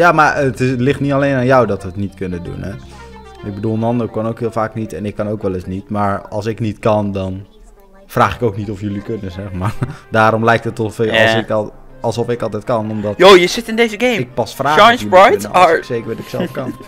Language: Dutch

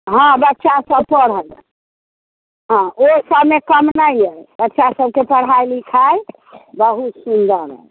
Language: Maithili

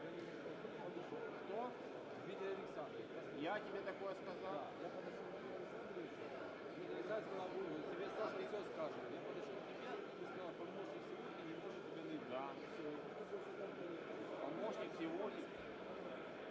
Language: Ukrainian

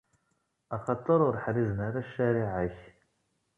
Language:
Kabyle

